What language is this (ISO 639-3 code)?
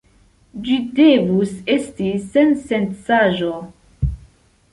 epo